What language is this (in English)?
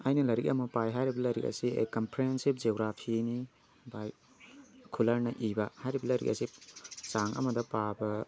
Manipuri